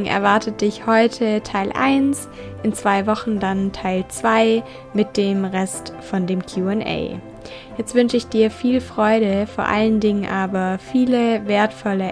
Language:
German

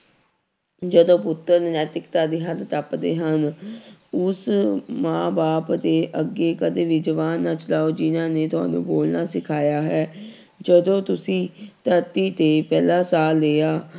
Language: Punjabi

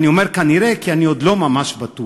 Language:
Hebrew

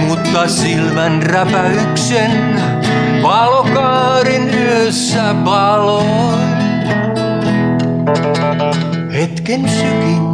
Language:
Finnish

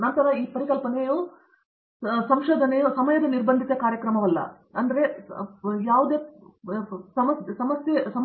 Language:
Kannada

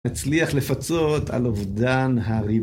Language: Hebrew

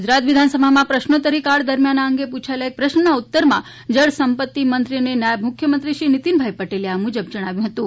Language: Gujarati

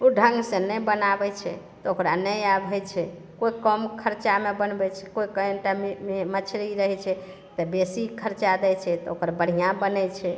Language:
Maithili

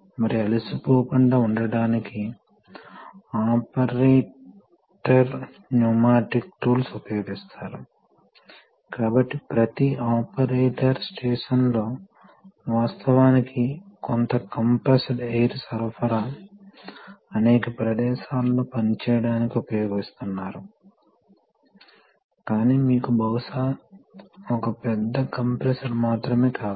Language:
Telugu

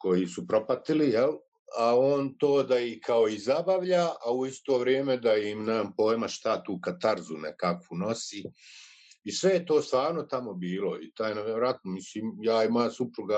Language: Croatian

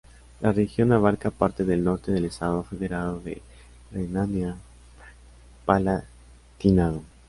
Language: Spanish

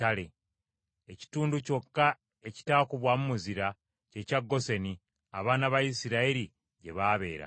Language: Ganda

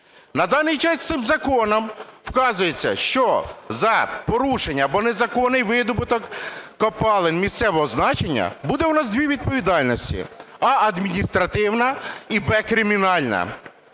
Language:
Ukrainian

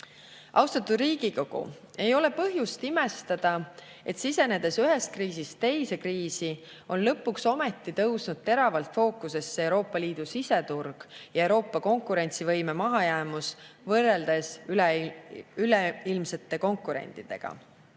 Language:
Estonian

